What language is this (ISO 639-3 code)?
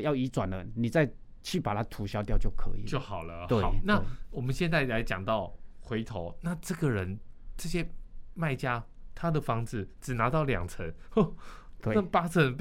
zho